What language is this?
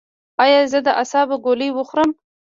Pashto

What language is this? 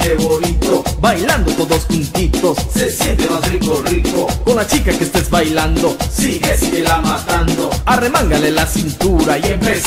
Spanish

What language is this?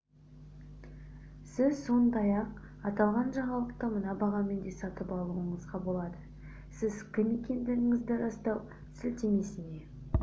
Kazakh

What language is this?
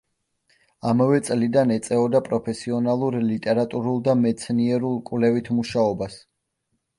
Georgian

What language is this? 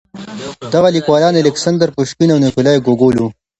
Pashto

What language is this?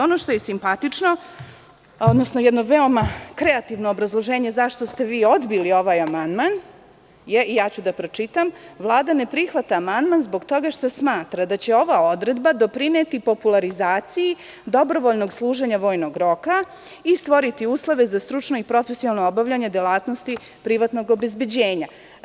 Serbian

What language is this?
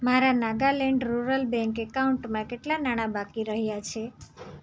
Gujarati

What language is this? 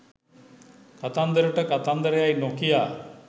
Sinhala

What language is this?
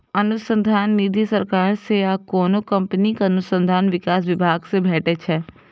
Maithili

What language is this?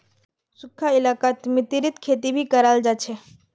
Magahi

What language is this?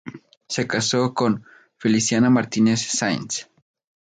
Spanish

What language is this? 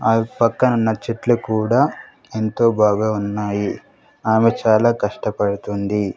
Telugu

